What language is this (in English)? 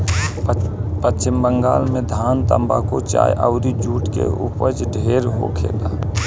Bhojpuri